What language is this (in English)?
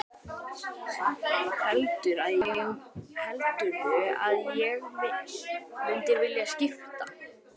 Icelandic